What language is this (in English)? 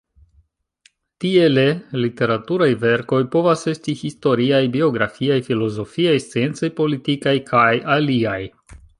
Esperanto